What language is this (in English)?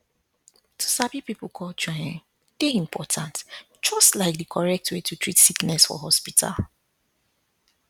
Nigerian Pidgin